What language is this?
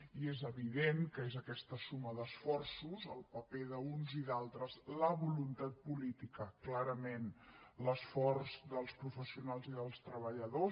Catalan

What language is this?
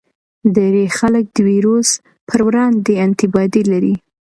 Pashto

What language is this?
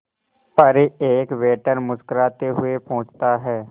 Hindi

